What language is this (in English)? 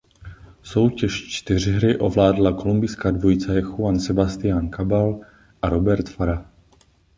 Czech